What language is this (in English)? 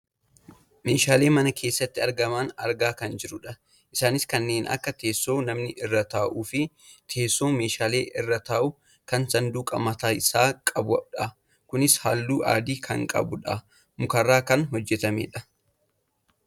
Oromo